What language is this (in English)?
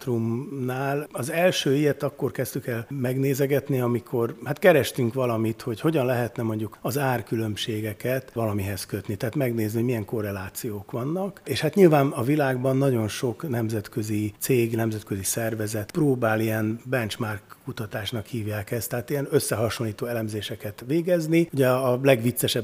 Hungarian